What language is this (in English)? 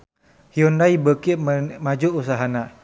Sundanese